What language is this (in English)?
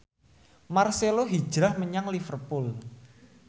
Javanese